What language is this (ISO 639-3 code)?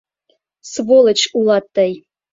chm